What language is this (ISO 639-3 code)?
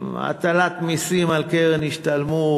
heb